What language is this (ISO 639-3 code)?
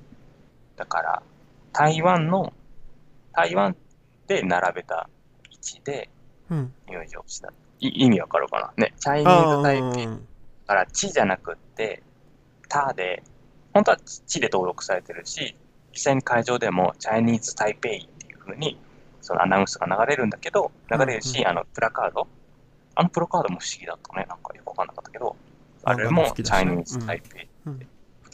jpn